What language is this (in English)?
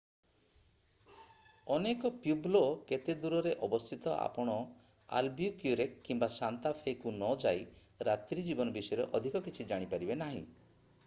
Odia